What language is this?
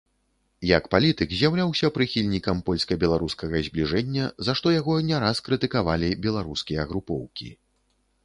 Belarusian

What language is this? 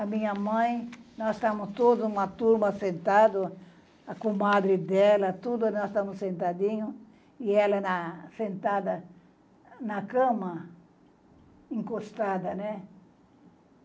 Portuguese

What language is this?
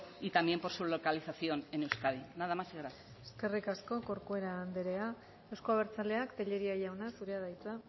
Basque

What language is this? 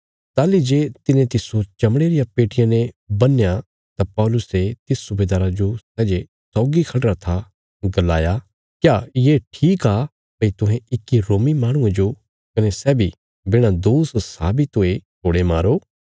Bilaspuri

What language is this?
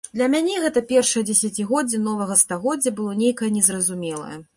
Belarusian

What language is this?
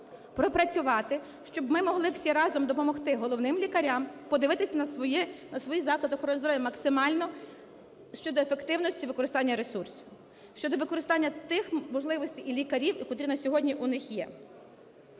Ukrainian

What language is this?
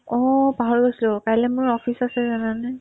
Assamese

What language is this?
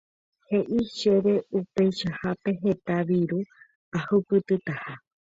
Guarani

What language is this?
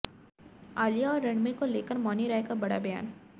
Hindi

